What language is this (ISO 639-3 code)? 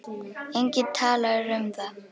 isl